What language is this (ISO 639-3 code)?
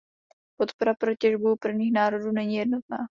ces